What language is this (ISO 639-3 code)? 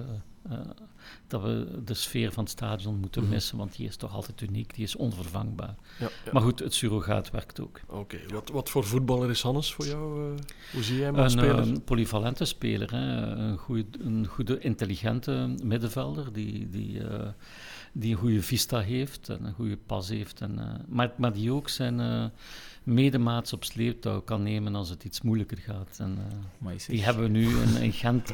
nld